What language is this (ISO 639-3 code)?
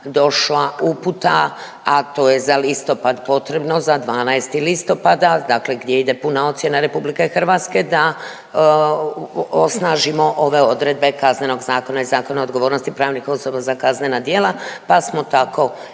hrv